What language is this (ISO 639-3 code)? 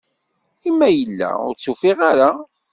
kab